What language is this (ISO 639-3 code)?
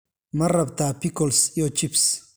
som